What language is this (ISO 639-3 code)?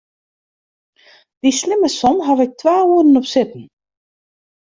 fry